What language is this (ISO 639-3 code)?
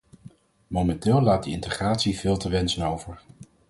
nld